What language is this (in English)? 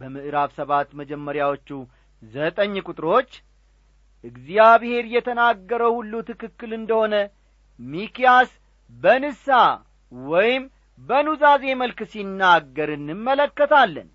Amharic